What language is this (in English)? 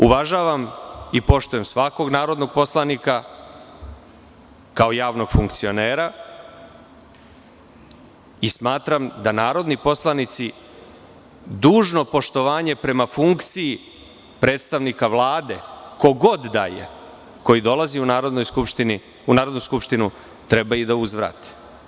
Serbian